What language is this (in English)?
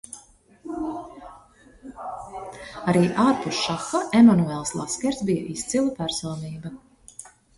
Latvian